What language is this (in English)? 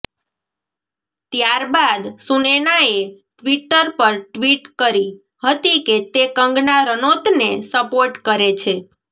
Gujarati